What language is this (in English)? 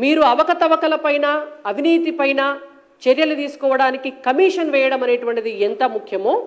Telugu